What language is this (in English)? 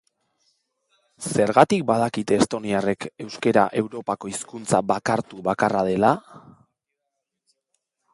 Basque